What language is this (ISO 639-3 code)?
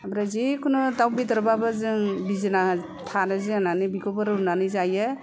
brx